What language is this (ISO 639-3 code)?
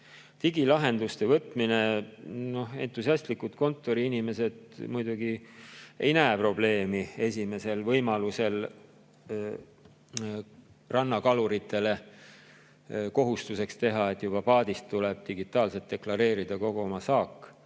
est